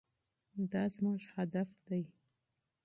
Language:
Pashto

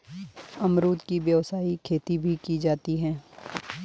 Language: Hindi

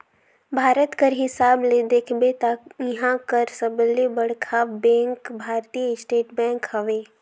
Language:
Chhattisgarhi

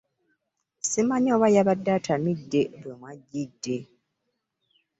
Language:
Ganda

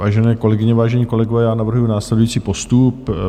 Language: Czech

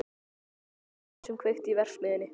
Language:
Icelandic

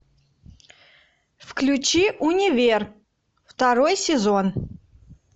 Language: Russian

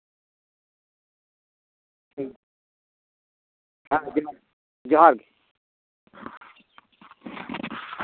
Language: Santali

